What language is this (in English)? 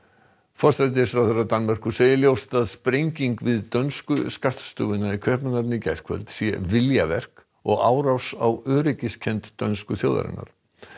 Icelandic